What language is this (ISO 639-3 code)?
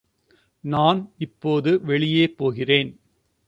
tam